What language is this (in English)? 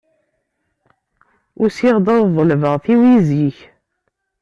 Kabyle